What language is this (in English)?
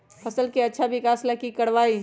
Magahi